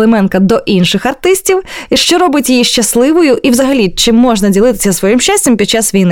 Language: Ukrainian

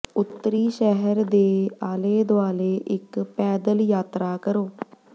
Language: Punjabi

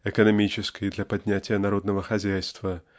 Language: Russian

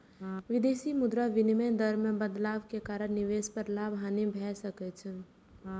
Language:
Maithili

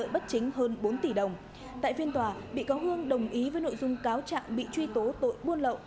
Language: Vietnamese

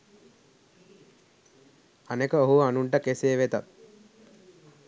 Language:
Sinhala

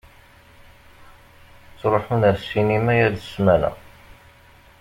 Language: Kabyle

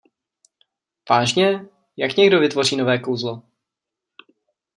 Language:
Czech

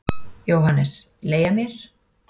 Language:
Icelandic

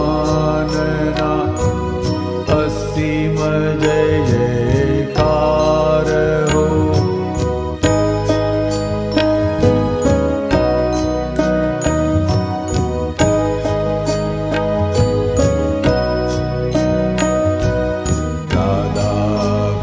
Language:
Romanian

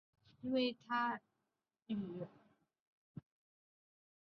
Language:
Chinese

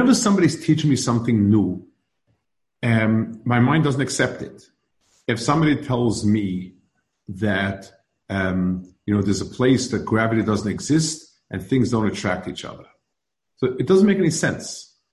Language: English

